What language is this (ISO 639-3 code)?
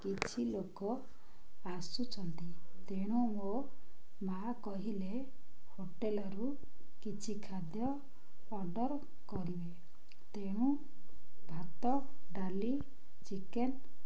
ori